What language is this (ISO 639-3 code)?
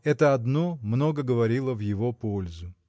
rus